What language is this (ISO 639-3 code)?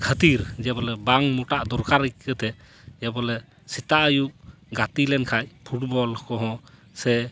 sat